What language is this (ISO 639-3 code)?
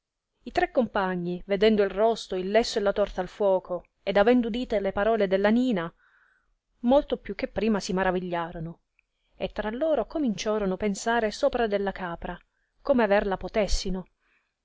ita